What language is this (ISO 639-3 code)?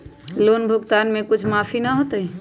mag